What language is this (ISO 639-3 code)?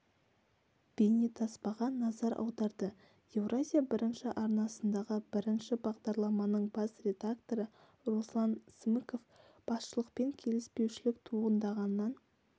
kaz